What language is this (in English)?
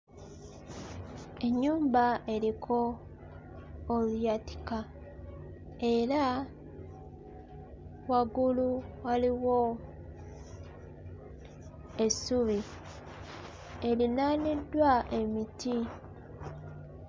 Ganda